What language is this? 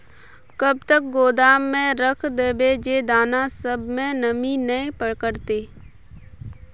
Magahi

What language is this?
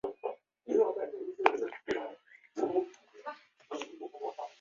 Chinese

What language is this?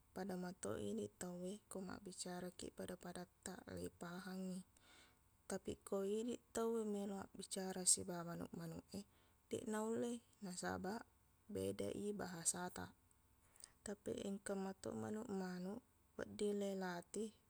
Buginese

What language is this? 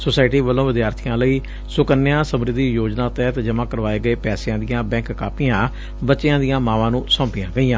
Punjabi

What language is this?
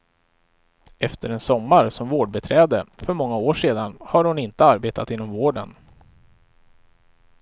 Swedish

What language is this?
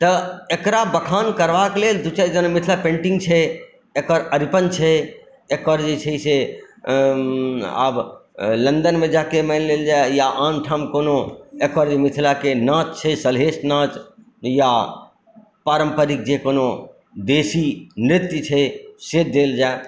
Maithili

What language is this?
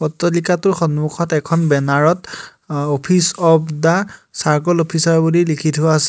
Assamese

